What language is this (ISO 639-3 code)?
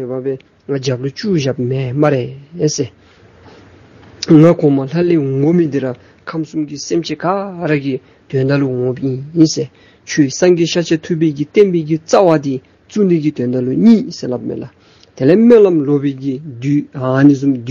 ron